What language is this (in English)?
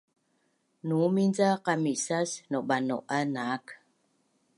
Bunun